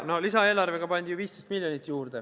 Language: Estonian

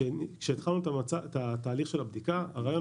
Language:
Hebrew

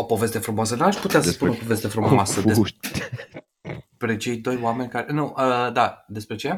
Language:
Romanian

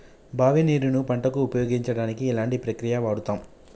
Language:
Telugu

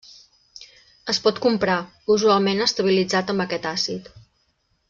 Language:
Catalan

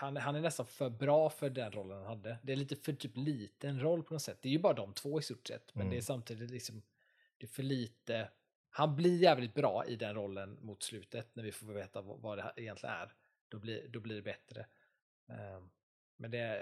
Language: Swedish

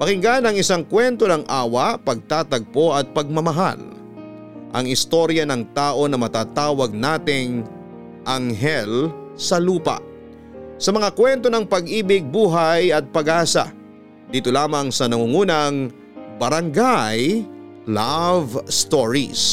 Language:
Filipino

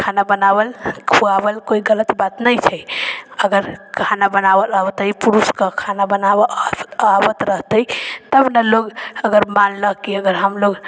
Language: Maithili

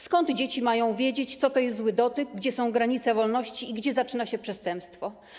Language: Polish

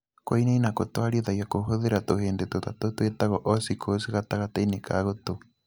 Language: Kikuyu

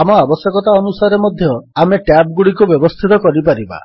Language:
Odia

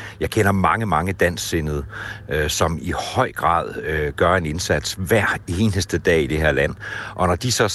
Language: Danish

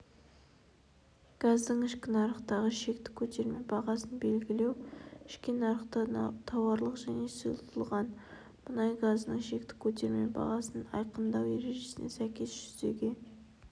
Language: Kazakh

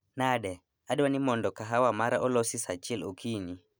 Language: Luo (Kenya and Tanzania)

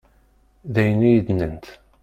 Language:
Kabyle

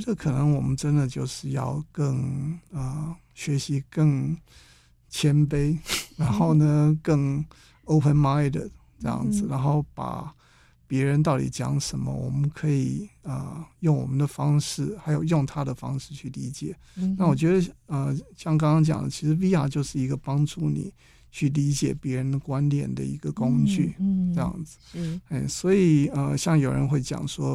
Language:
Chinese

